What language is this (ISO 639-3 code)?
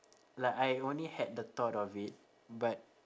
eng